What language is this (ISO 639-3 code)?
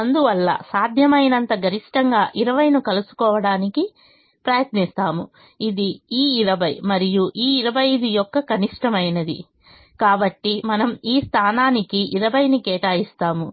tel